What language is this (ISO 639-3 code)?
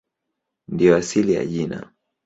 swa